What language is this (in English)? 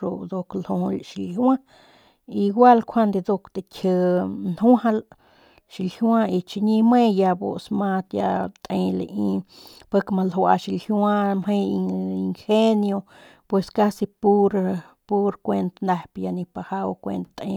Northern Pame